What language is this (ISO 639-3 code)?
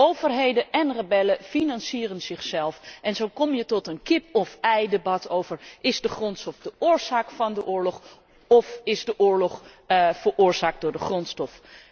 nld